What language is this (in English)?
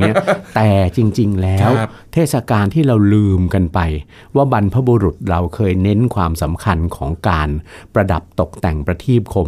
Thai